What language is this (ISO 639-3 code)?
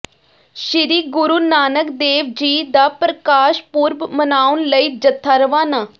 pan